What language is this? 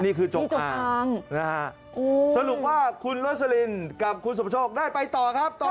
Thai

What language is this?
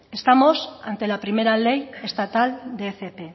Spanish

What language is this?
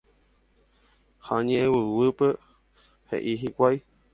Guarani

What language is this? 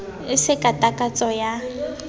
Southern Sotho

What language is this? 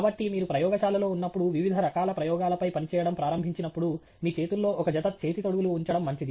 Telugu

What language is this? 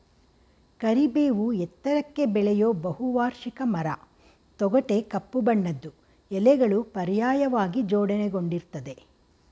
Kannada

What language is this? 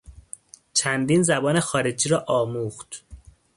Persian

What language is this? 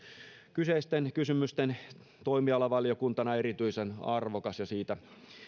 Finnish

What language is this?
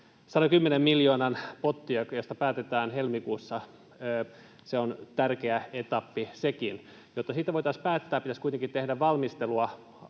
Finnish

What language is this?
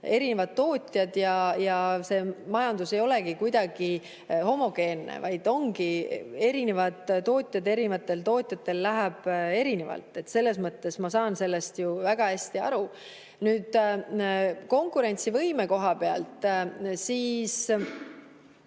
Estonian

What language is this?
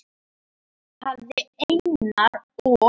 Icelandic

